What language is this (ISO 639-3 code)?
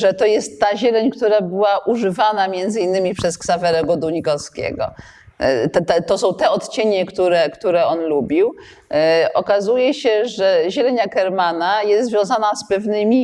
pol